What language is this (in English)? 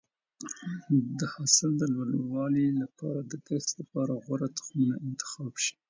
Pashto